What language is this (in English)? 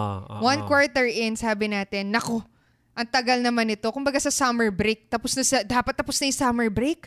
Filipino